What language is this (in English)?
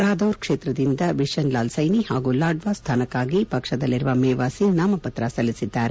Kannada